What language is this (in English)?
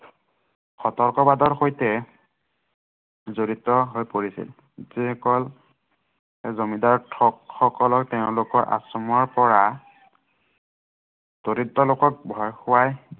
Assamese